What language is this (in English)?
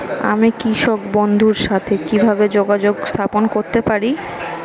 Bangla